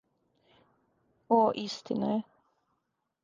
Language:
Serbian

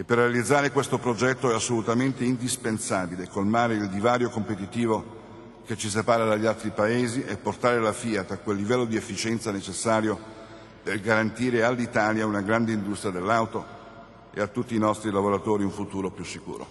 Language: Italian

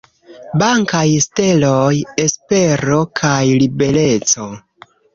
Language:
Esperanto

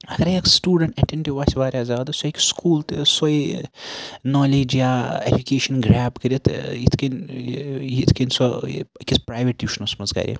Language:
Kashmiri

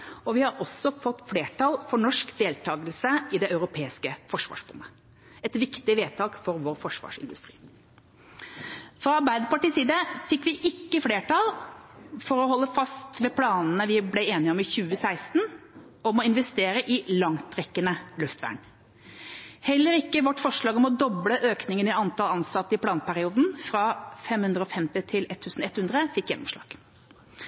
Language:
Norwegian Bokmål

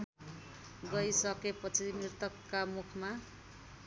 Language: Nepali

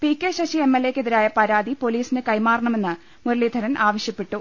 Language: Malayalam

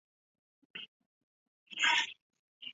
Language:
Chinese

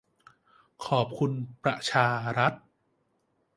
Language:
Thai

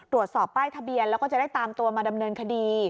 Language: Thai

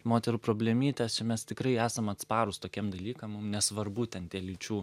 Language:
Lithuanian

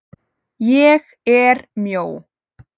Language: Icelandic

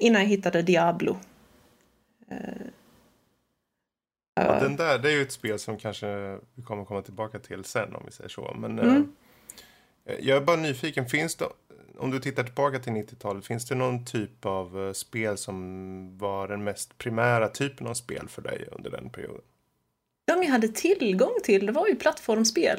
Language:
Swedish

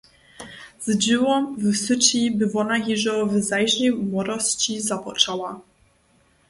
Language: Upper Sorbian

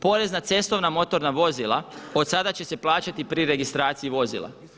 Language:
Croatian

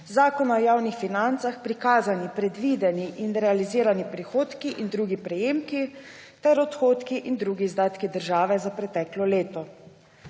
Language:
Slovenian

